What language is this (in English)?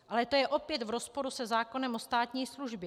Czech